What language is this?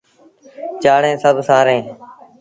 Sindhi Bhil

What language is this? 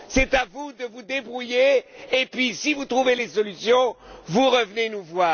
French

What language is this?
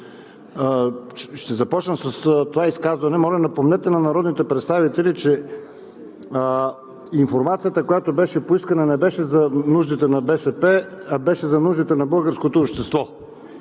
Bulgarian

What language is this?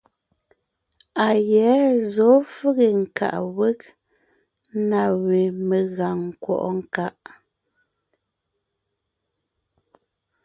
Ngiemboon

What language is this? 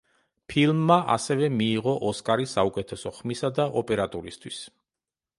Georgian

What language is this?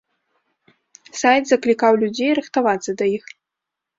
Belarusian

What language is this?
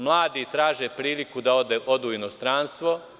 Serbian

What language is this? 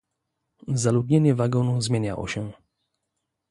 Polish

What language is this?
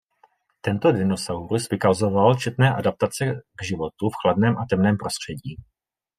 Czech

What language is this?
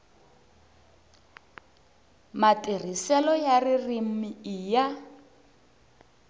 Tsonga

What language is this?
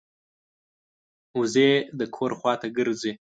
Pashto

